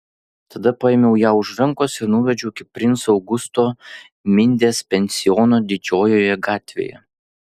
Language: Lithuanian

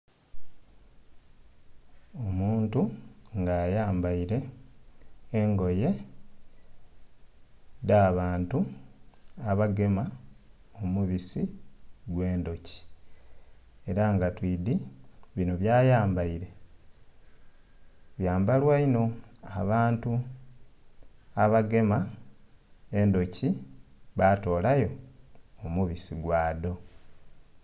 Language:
Soga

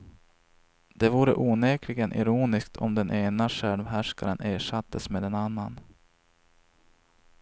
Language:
Swedish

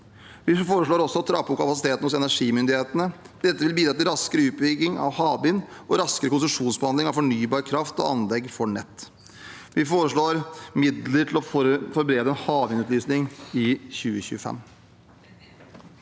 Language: Norwegian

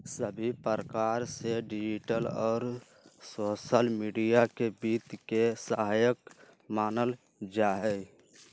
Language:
Magahi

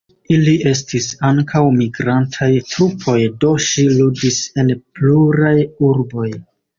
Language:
Esperanto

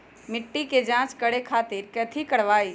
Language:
Magahi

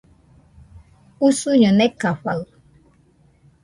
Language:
Nüpode Huitoto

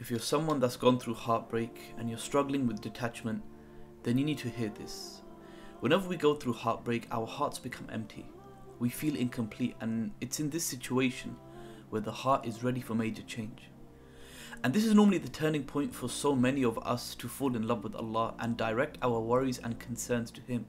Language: English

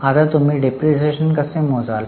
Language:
Marathi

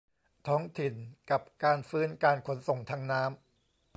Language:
Thai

